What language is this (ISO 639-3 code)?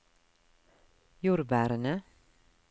nor